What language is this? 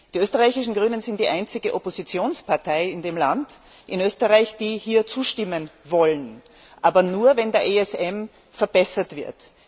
German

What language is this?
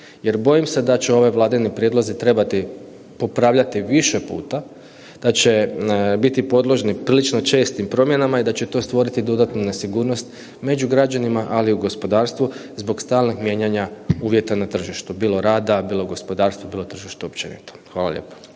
Croatian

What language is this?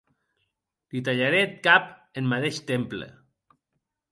Occitan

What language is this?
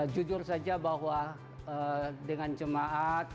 Indonesian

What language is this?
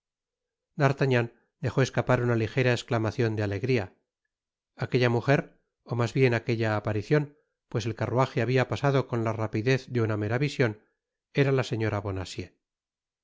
Spanish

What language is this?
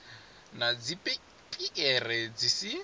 Venda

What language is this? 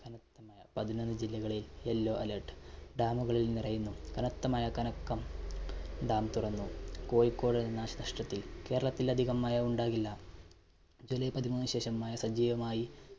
Malayalam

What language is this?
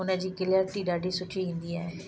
Sindhi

